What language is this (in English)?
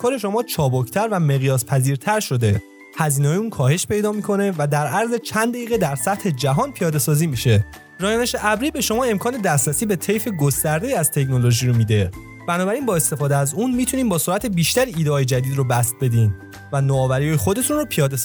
Persian